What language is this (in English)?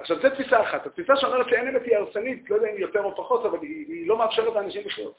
Hebrew